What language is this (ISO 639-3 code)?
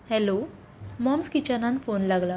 kok